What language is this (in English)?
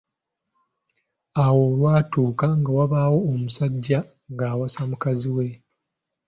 Ganda